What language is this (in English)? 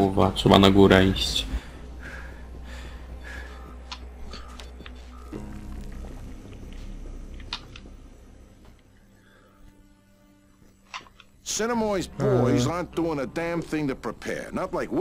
Polish